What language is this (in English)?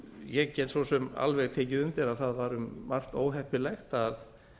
Icelandic